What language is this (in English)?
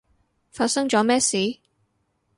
Cantonese